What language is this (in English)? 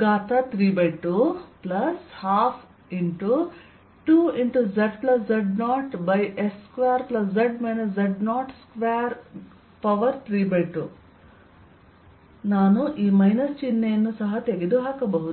Kannada